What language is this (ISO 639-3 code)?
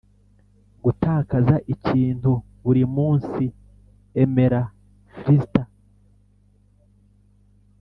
kin